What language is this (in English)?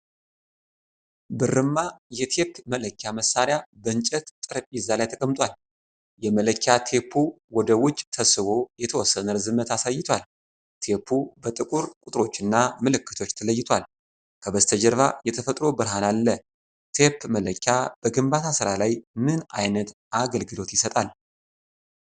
Amharic